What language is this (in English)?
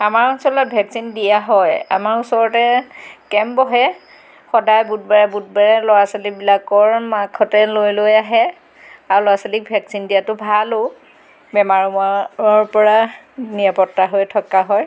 Assamese